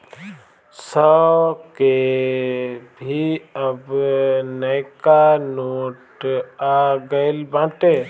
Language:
Bhojpuri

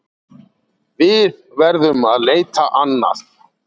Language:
Icelandic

